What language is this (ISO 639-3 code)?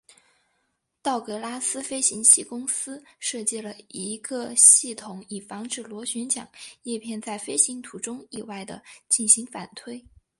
zho